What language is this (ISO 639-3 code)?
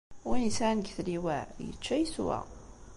kab